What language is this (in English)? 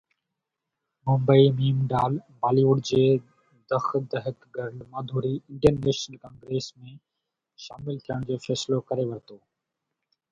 Sindhi